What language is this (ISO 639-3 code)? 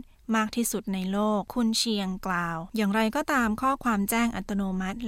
tha